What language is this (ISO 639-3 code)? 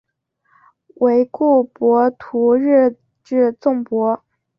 zho